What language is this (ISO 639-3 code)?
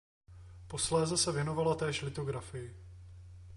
ces